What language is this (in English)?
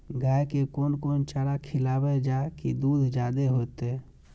Maithili